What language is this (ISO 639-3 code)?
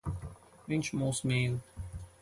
lav